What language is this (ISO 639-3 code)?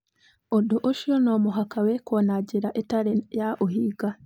kik